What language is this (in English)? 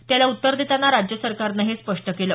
Marathi